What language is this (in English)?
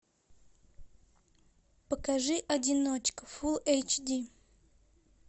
Russian